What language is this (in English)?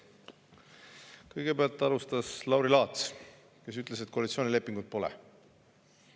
Estonian